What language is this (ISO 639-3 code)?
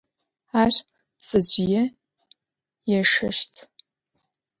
ady